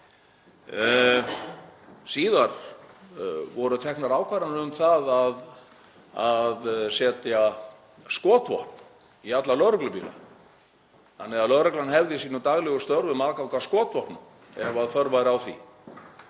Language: Icelandic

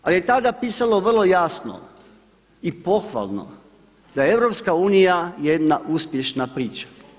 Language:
Croatian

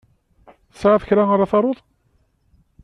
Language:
Kabyle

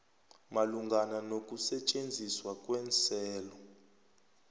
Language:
South Ndebele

